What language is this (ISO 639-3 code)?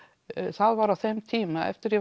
isl